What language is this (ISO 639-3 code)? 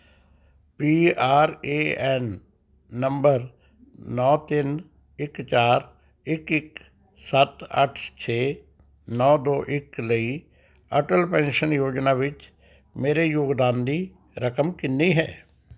pan